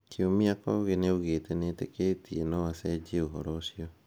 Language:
Kikuyu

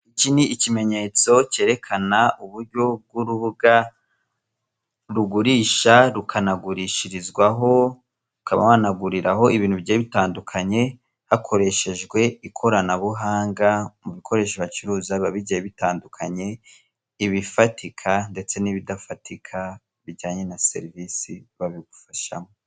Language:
Kinyarwanda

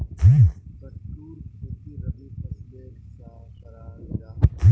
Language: Magahi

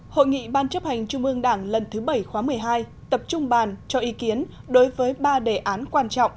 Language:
Vietnamese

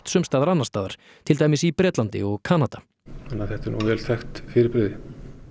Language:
Icelandic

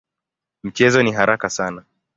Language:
Swahili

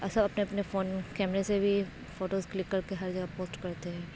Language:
Urdu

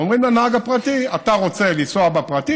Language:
Hebrew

